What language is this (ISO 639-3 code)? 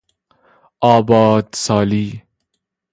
fas